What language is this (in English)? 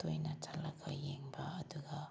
Manipuri